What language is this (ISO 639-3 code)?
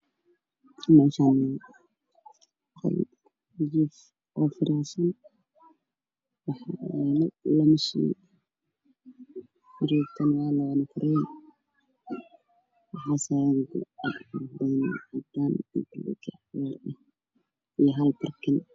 som